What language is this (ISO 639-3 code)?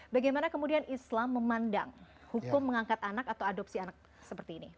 ind